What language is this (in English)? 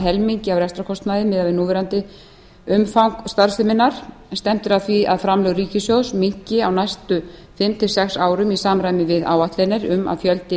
Icelandic